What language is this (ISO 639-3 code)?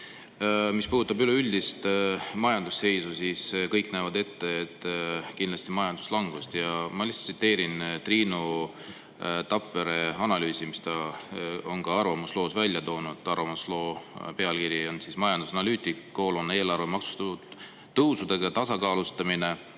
est